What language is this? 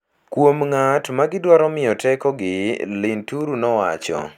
Luo (Kenya and Tanzania)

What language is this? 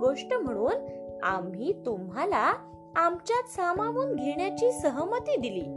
Marathi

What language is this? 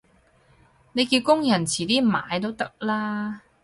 Cantonese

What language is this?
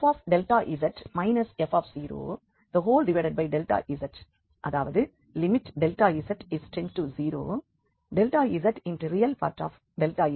Tamil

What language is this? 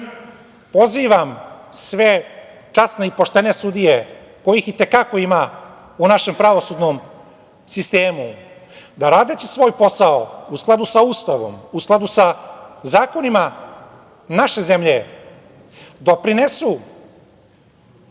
Serbian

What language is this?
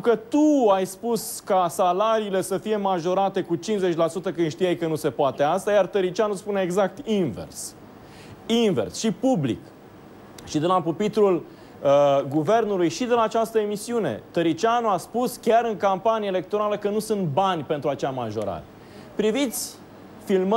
Romanian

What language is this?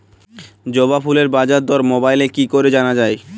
Bangla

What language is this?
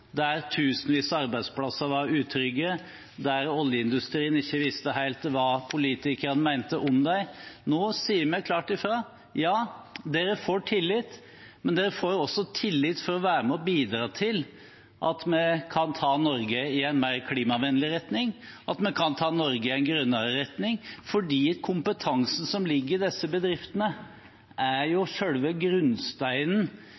Norwegian Bokmål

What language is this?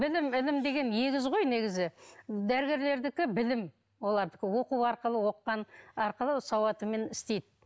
Kazakh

